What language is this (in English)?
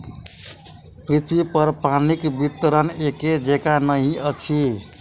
Maithili